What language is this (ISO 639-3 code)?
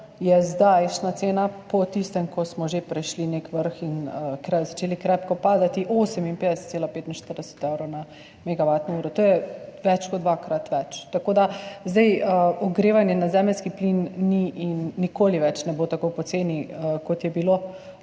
slv